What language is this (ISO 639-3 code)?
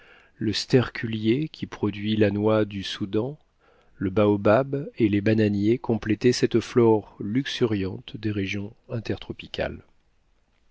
fra